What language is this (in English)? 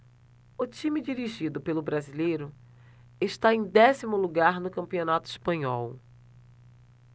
Portuguese